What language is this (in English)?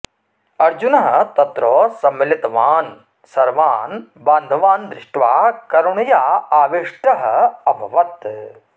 Sanskrit